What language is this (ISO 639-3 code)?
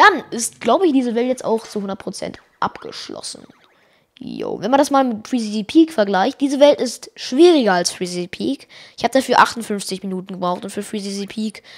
deu